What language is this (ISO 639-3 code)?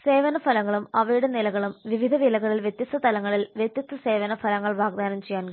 mal